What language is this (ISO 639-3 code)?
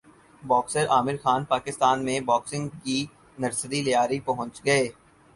urd